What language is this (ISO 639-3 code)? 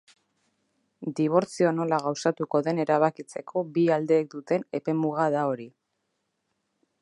eus